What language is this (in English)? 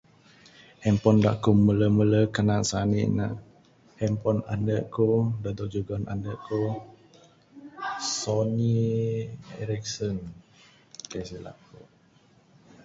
Bukar-Sadung Bidayuh